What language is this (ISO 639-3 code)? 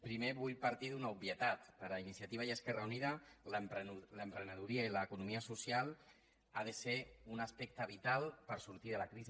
cat